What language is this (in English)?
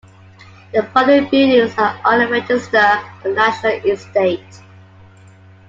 English